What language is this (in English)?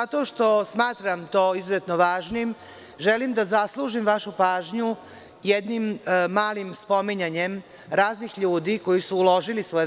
Serbian